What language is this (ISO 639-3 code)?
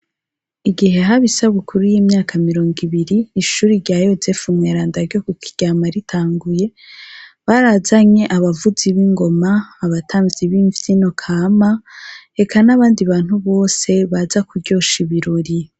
run